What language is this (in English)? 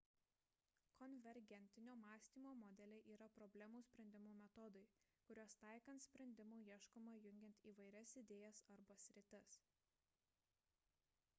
Lithuanian